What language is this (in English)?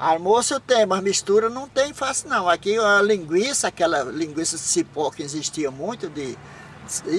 Portuguese